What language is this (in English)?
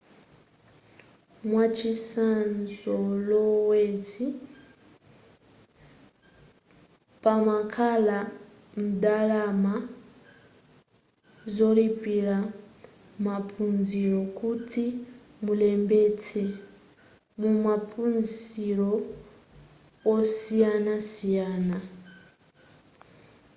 Nyanja